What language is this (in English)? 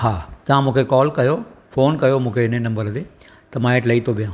Sindhi